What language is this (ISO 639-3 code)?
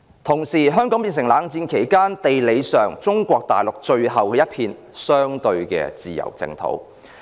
yue